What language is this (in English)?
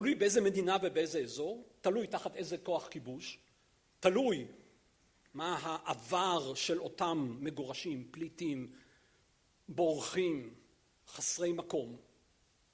Hebrew